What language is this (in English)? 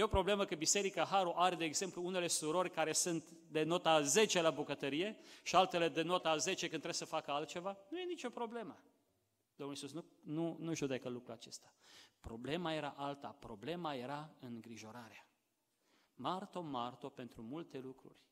Romanian